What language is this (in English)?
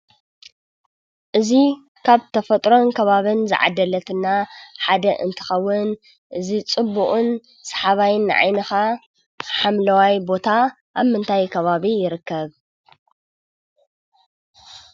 Tigrinya